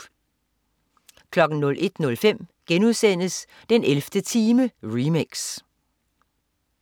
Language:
Danish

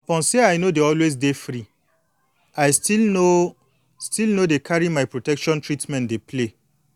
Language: Nigerian Pidgin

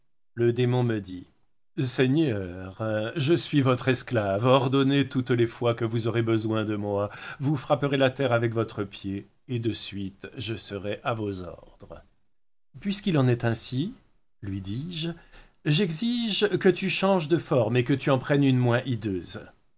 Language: French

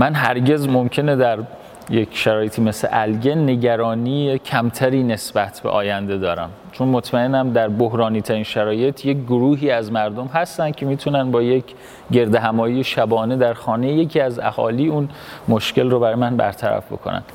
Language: Persian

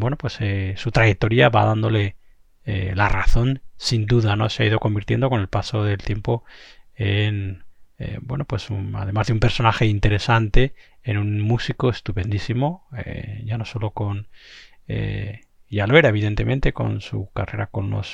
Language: Spanish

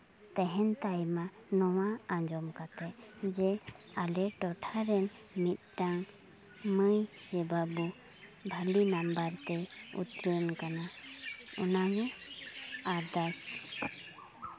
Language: Santali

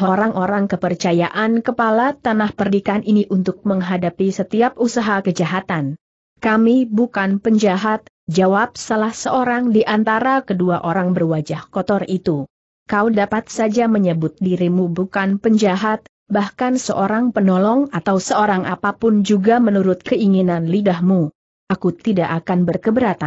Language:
Indonesian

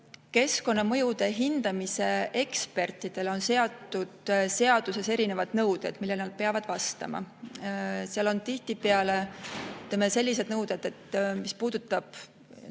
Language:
Estonian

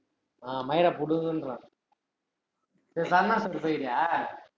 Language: Tamil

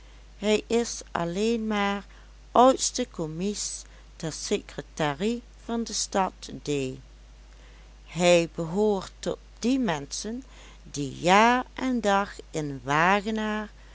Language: Dutch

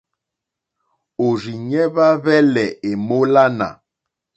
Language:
Mokpwe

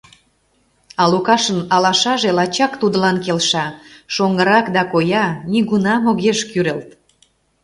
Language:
Mari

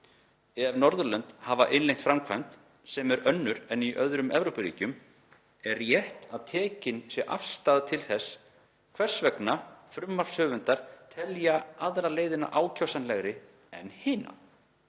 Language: Icelandic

